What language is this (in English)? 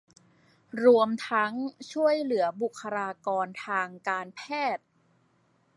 Thai